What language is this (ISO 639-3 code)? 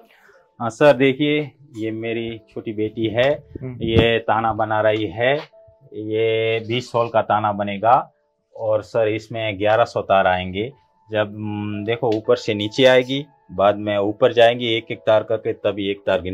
hin